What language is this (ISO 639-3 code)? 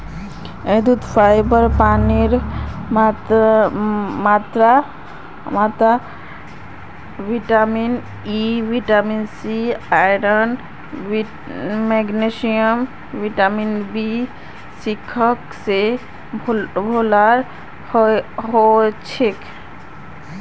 mag